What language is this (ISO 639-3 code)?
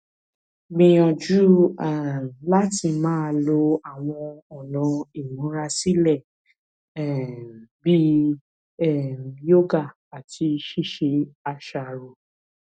yor